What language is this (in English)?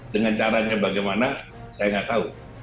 Indonesian